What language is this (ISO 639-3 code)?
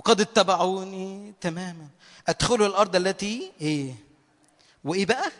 ara